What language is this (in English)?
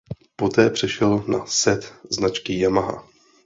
Czech